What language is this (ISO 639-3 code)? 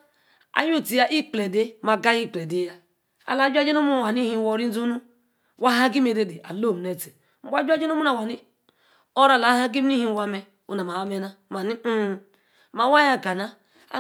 ekr